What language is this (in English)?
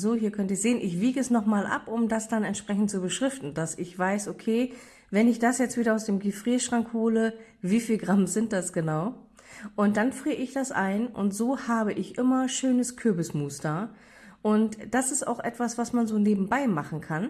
German